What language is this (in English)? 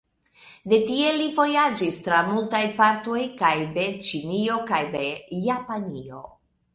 Esperanto